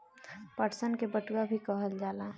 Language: Bhojpuri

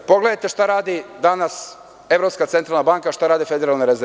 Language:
Serbian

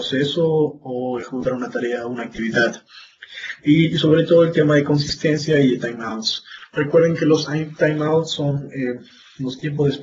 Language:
Spanish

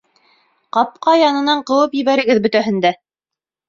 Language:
Bashkir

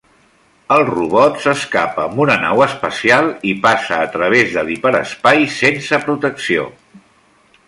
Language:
Catalan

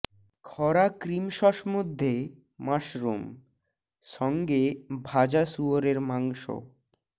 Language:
Bangla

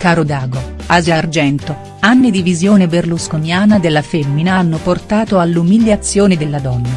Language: Italian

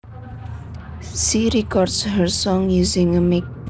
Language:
Javanese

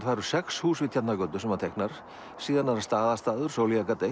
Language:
Icelandic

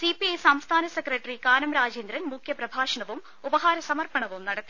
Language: Malayalam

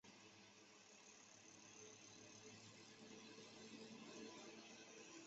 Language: Chinese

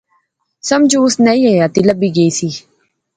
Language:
Pahari-Potwari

